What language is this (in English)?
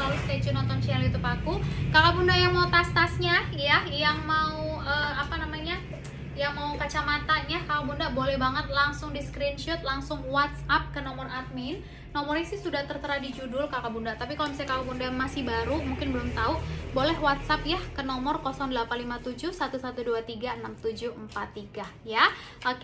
Indonesian